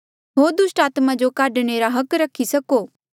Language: Mandeali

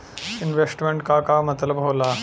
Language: Bhojpuri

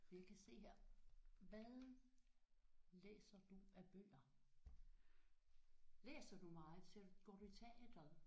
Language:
Danish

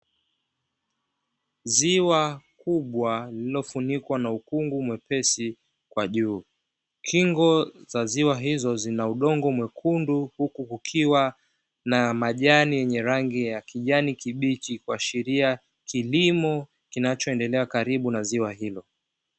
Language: Swahili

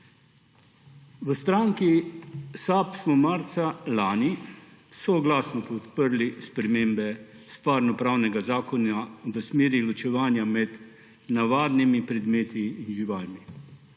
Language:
Slovenian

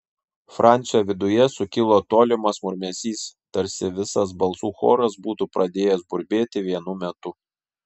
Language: Lithuanian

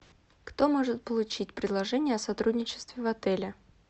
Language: Russian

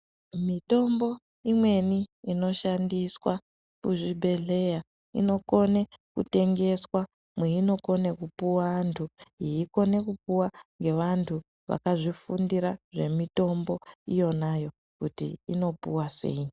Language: Ndau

